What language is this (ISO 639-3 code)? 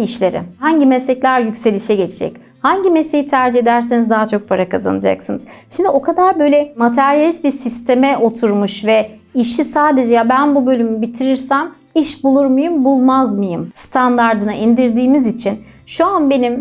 tur